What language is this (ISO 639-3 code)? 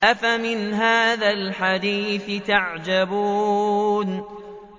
ara